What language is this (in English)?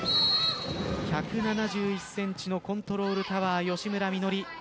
Japanese